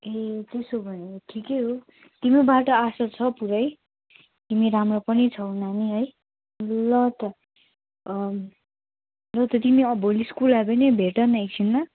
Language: Nepali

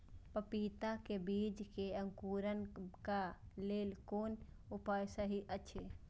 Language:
Maithili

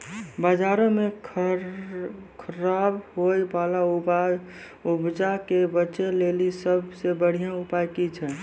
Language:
Maithili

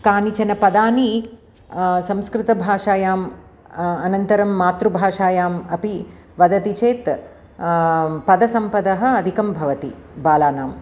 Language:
Sanskrit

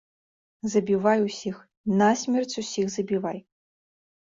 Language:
Belarusian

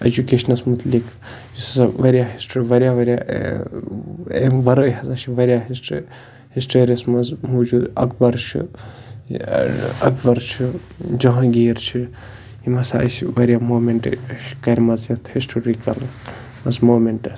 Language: Kashmiri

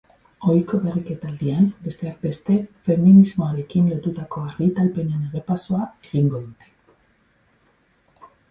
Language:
Basque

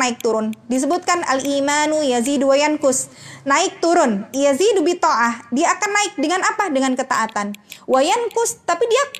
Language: Indonesian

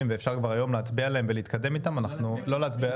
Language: Hebrew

